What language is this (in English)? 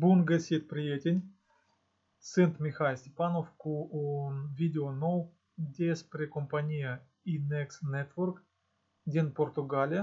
Russian